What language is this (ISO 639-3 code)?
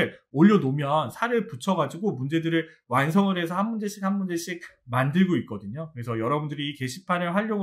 kor